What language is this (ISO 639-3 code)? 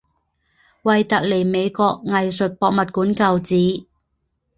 zho